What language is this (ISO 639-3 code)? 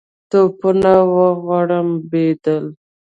pus